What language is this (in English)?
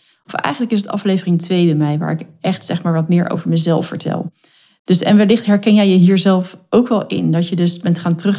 Dutch